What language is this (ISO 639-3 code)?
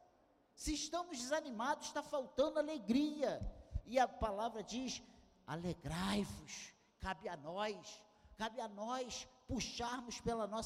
por